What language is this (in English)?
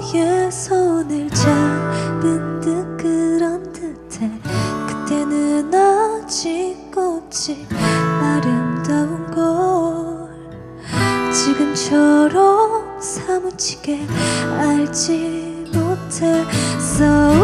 Korean